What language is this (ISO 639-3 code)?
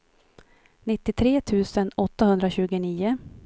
swe